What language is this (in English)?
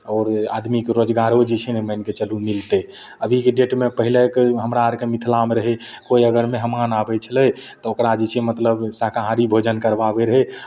Maithili